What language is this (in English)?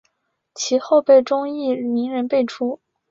Chinese